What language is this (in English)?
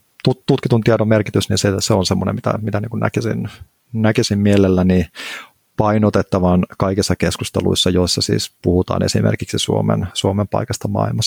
Finnish